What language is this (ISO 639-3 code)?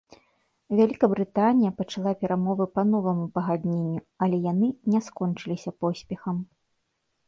bel